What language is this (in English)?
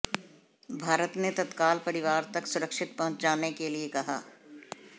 Hindi